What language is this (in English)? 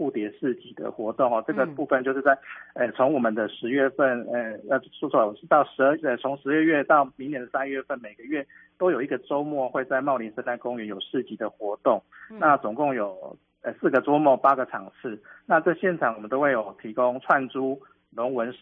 Chinese